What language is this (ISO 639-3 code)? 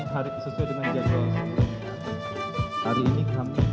ind